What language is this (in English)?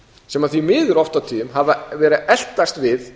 Icelandic